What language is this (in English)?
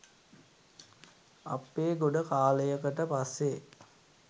Sinhala